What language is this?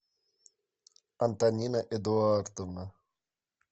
Russian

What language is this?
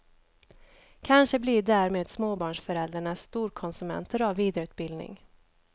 Swedish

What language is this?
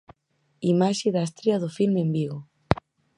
Galician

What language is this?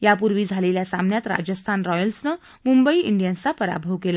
Marathi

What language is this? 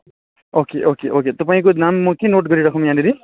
Nepali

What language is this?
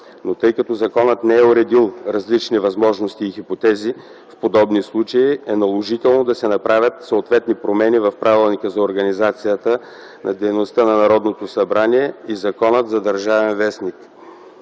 Bulgarian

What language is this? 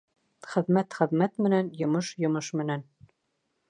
Bashkir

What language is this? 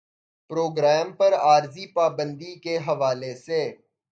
Urdu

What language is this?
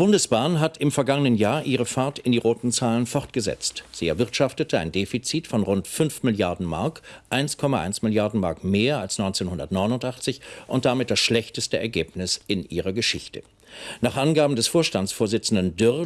German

